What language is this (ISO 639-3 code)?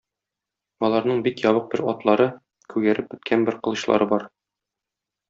tat